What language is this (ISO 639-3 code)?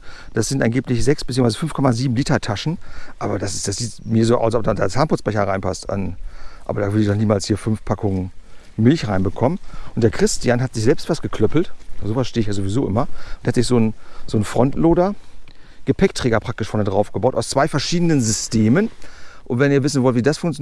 deu